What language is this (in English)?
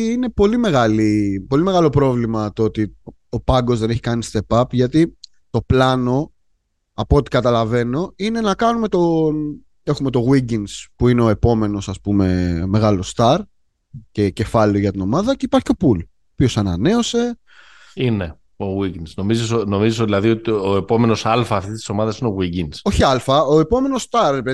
Greek